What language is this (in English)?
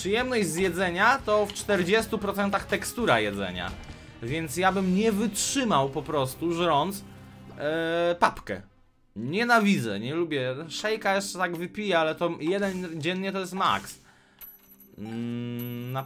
Polish